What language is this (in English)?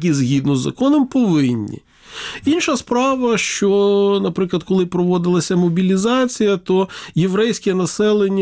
Ukrainian